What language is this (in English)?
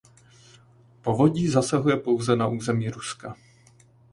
Czech